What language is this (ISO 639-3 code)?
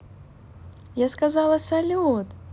rus